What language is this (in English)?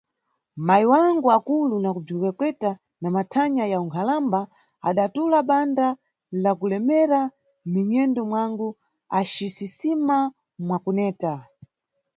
Nyungwe